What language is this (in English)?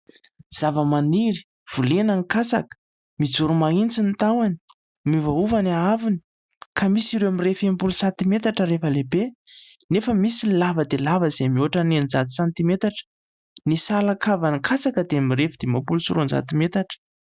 Malagasy